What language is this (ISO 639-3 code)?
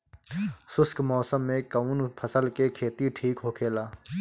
bho